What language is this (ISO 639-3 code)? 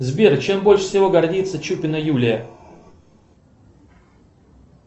rus